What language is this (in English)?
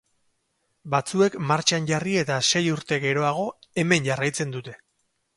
Basque